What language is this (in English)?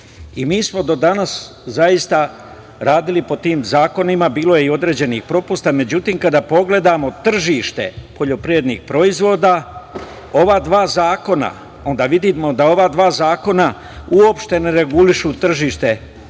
Serbian